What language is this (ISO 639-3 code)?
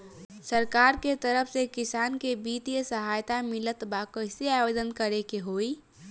bho